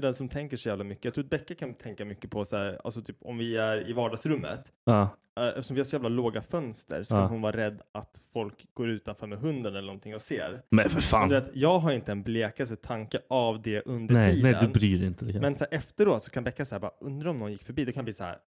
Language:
Swedish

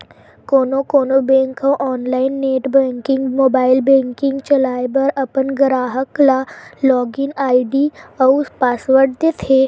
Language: Chhattisgarhi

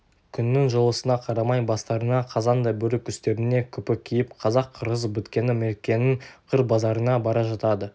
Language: Kazakh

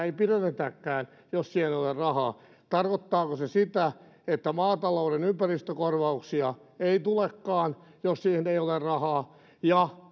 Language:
Finnish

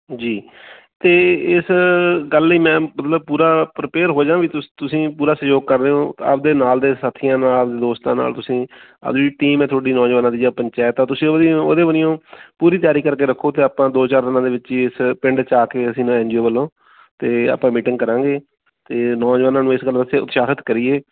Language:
Punjabi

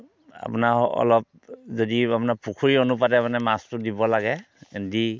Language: Assamese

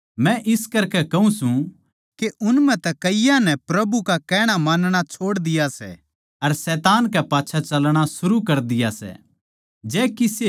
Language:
Haryanvi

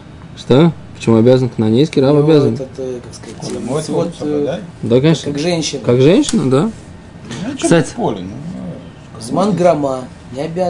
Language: Russian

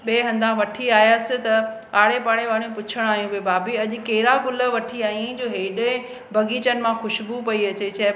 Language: Sindhi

